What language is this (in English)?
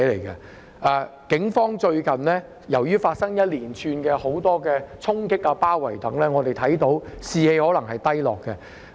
Cantonese